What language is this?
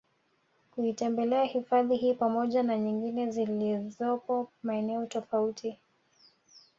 Swahili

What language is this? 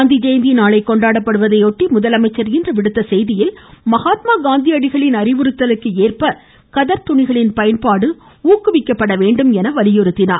Tamil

